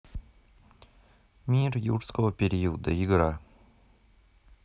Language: Russian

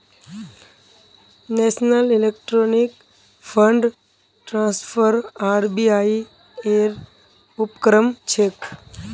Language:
Magahi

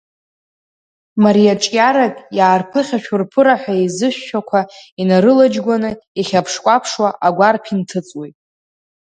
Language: Abkhazian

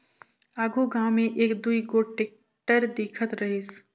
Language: Chhattisgarhi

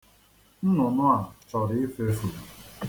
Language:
Igbo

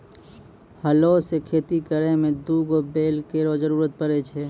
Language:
Maithili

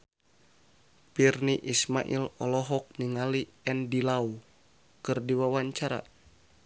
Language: Sundanese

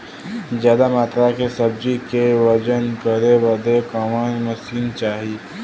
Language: Bhojpuri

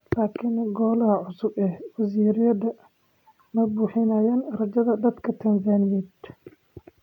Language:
Somali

